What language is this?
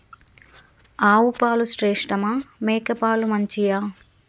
Telugu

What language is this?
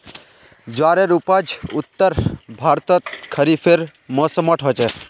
Magahi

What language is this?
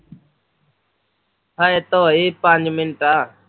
Punjabi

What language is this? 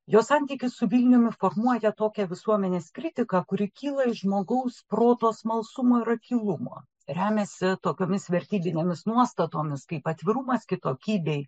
Lithuanian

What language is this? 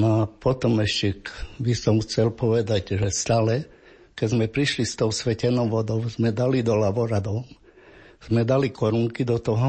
Slovak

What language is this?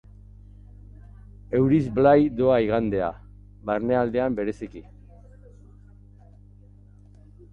Basque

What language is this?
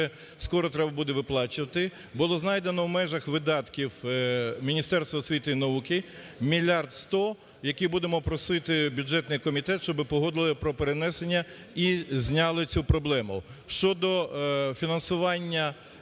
Ukrainian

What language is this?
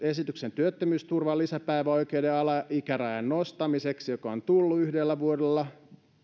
Finnish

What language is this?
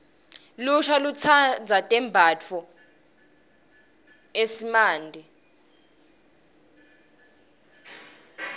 Swati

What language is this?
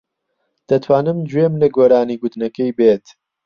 Central Kurdish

